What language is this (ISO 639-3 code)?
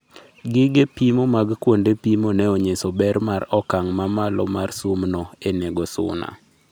luo